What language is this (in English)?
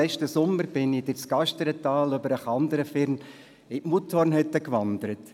Swiss German